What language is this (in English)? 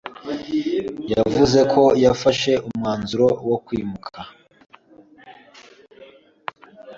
Kinyarwanda